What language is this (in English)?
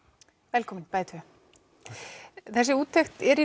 Icelandic